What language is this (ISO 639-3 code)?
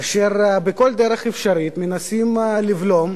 heb